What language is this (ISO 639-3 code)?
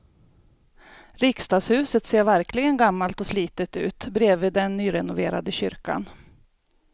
swe